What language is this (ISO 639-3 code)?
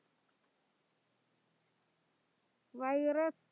mal